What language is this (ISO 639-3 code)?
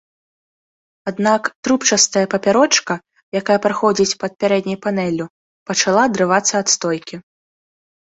bel